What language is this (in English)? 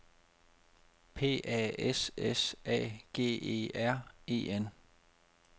Danish